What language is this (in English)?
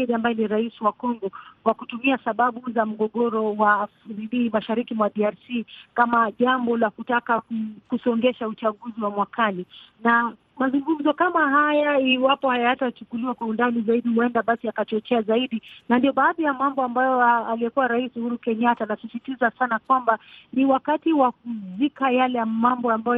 Swahili